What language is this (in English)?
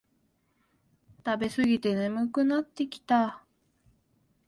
Japanese